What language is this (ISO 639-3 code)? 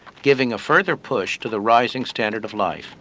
eng